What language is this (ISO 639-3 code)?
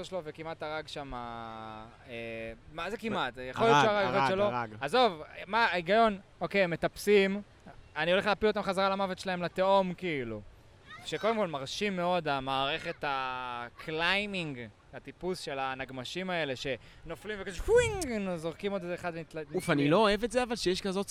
heb